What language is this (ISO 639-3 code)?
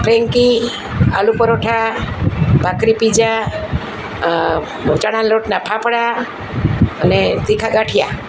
guj